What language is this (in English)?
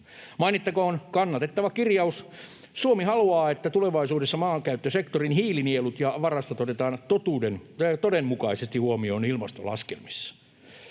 Finnish